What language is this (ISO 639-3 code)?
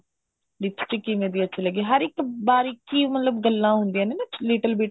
pan